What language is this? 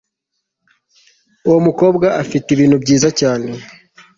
Kinyarwanda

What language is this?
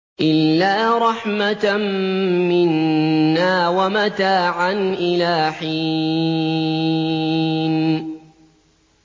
Arabic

